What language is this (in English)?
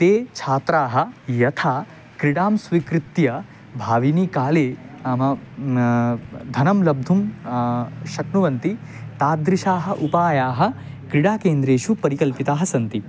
Sanskrit